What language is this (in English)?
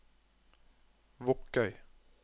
Norwegian